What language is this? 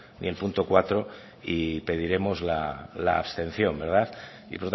Spanish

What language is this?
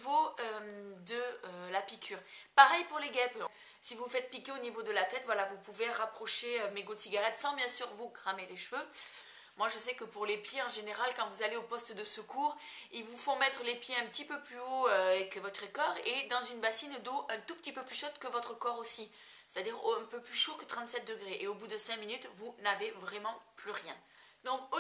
French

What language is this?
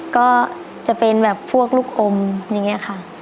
Thai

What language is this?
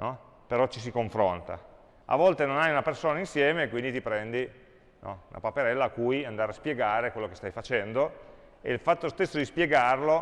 Italian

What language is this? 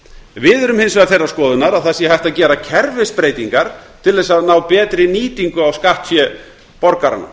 Icelandic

